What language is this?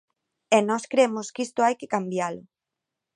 Galician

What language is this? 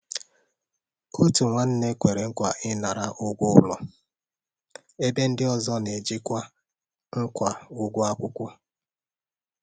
Igbo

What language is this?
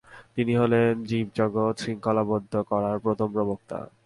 Bangla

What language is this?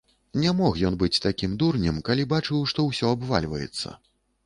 Belarusian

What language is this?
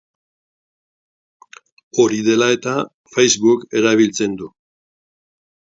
Basque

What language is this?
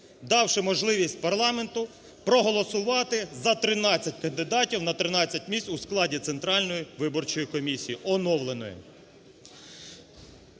Ukrainian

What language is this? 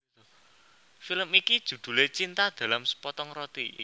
Javanese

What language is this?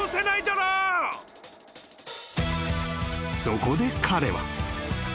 Japanese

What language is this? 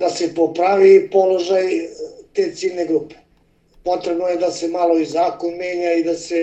Croatian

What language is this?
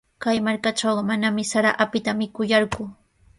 Sihuas Ancash Quechua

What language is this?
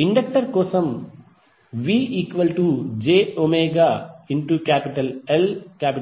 Telugu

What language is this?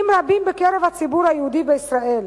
Hebrew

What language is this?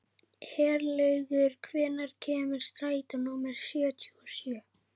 Icelandic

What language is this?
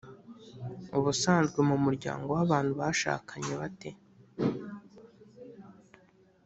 Kinyarwanda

